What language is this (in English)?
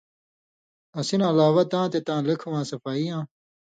Indus Kohistani